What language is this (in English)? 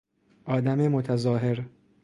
Persian